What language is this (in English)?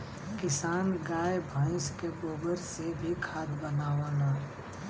Bhojpuri